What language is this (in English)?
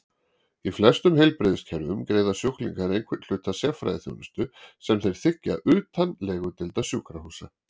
Icelandic